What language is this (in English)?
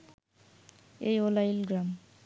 Bangla